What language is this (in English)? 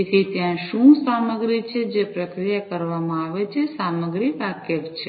Gujarati